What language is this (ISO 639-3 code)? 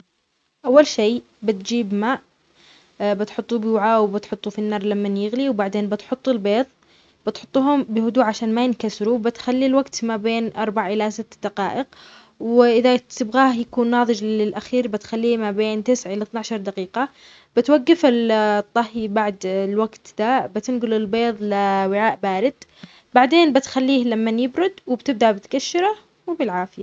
acx